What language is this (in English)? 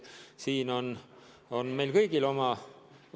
Estonian